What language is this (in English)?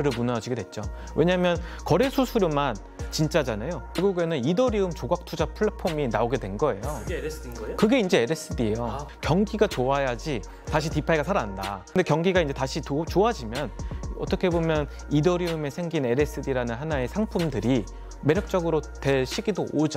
Korean